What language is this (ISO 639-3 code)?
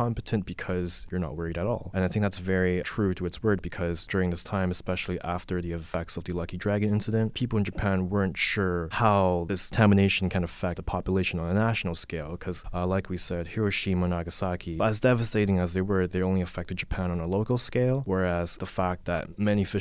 eng